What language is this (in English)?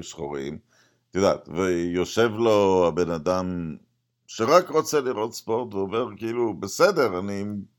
Hebrew